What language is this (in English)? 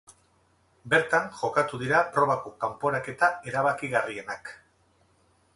Basque